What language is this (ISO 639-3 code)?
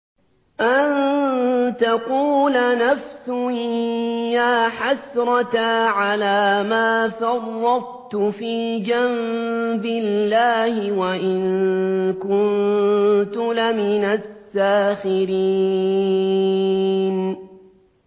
ara